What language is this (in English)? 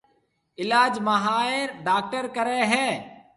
Marwari (Pakistan)